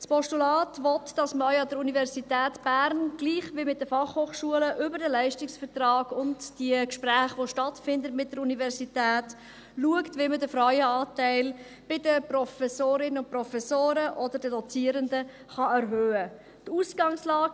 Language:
Swiss German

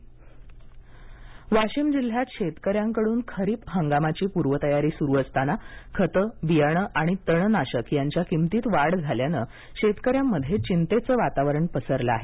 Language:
Marathi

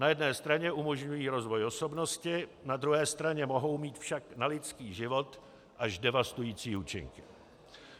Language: Czech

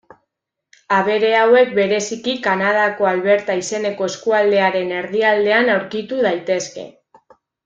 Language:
Basque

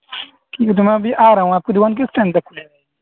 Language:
Urdu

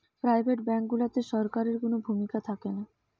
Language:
Bangla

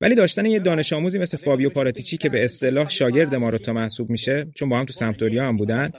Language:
Persian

